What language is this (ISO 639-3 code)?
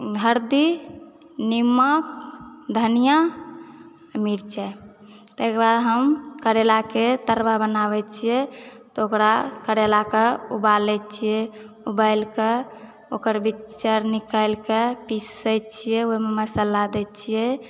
mai